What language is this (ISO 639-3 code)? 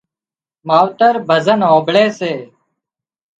kxp